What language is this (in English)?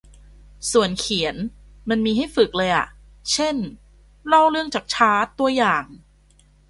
Thai